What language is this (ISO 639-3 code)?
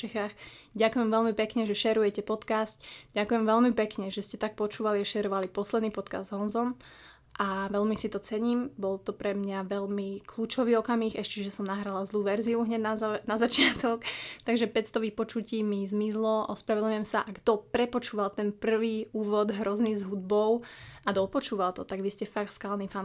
slk